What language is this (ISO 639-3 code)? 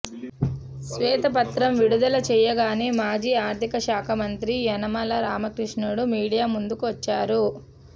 tel